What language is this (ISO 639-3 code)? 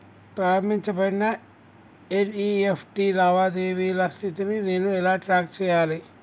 tel